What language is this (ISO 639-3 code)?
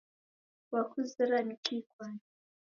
dav